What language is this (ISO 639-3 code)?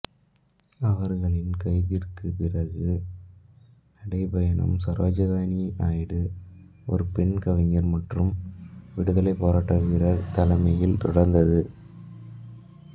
tam